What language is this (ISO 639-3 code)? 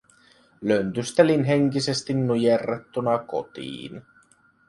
fin